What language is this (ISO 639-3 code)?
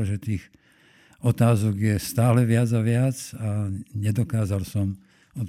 slk